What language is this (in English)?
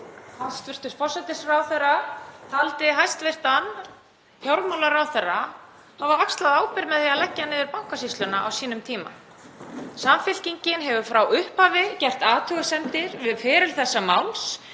Icelandic